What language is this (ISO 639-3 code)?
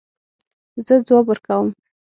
pus